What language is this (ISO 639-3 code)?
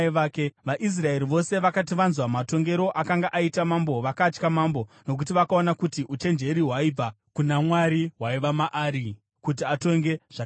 sna